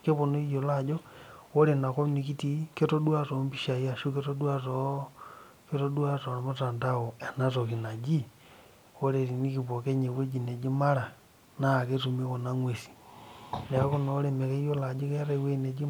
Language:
Masai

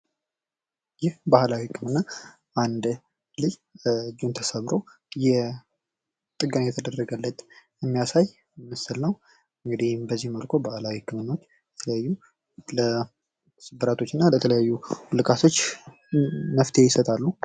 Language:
Amharic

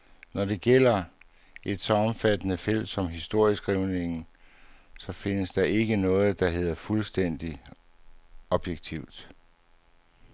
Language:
Danish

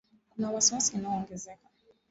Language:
Swahili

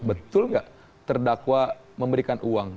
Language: Indonesian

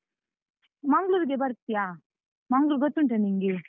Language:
Kannada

